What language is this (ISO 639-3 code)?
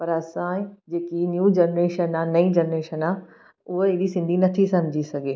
snd